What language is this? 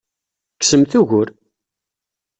Kabyle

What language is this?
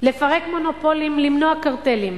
Hebrew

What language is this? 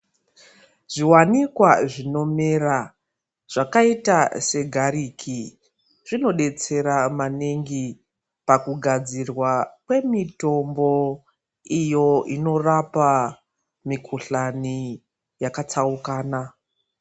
Ndau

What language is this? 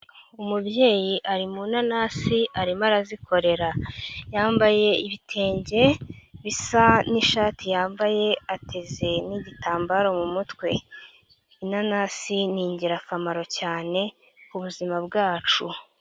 Kinyarwanda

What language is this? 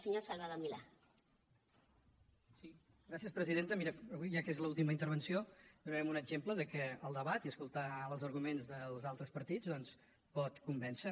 Catalan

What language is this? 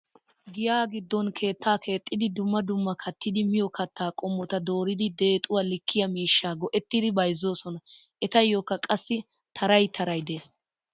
Wolaytta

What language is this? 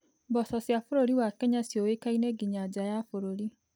Kikuyu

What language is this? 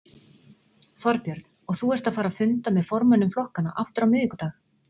Icelandic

